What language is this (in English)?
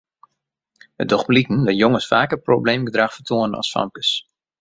Western Frisian